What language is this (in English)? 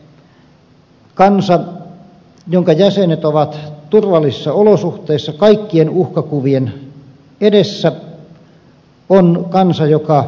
Finnish